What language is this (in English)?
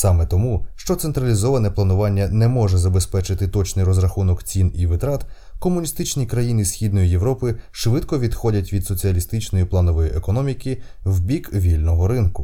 Ukrainian